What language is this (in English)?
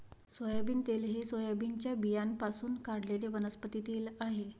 Marathi